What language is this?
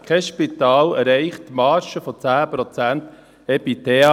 Swiss German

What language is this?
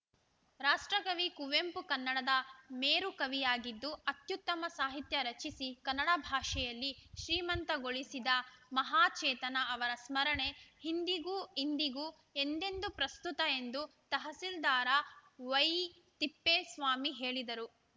Kannada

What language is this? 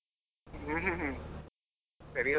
Kannada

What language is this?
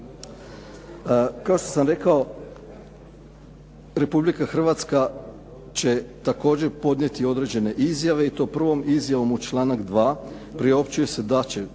Croatian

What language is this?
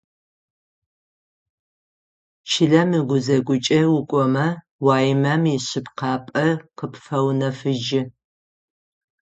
Adyghe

